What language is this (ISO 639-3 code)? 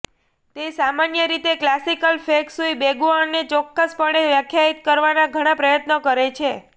guj